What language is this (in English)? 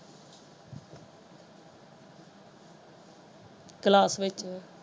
Punjabi